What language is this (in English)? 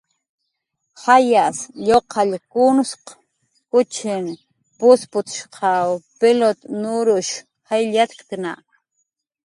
Jaqaru